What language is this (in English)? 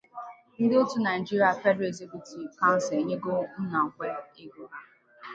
Igbo